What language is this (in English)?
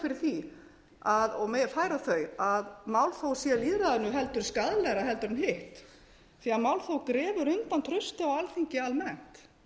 Icelandic